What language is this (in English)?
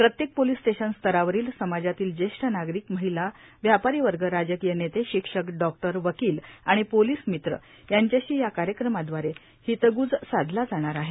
Marathi